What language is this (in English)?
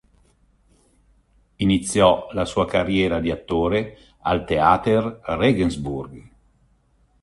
Italian